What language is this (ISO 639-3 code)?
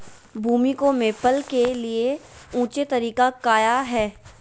mag